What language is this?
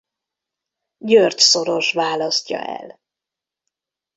Hungarian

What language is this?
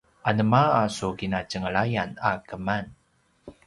Paiwan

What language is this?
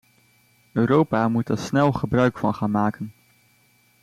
Dutch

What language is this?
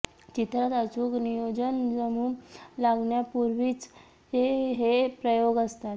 Marathi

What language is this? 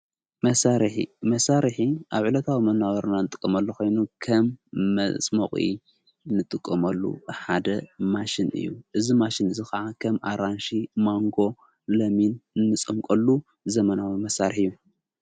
Tigrinya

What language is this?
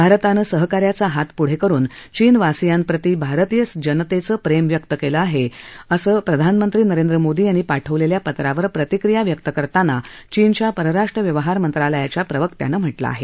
Marathi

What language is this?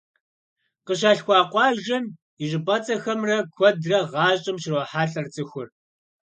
Kabardian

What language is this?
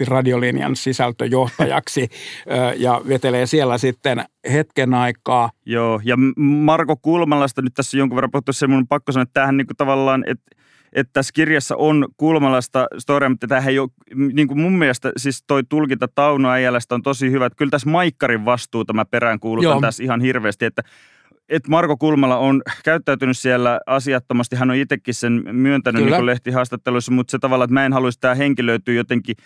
Finnish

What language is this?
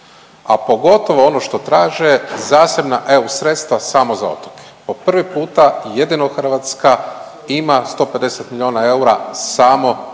Croatian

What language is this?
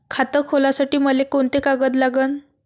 Marathi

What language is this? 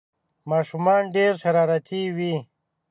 Pashto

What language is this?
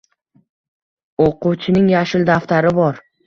Uzbek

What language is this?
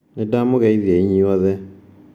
Kikuyu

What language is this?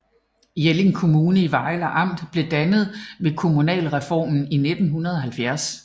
Danish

